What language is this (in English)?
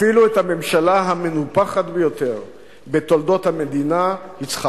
Hebrew